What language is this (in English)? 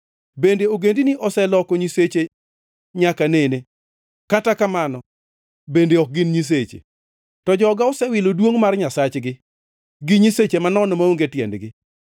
Luo (Kenya and Tanzania)